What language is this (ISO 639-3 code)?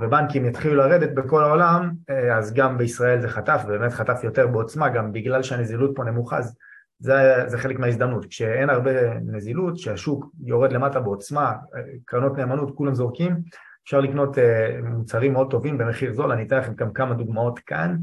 heb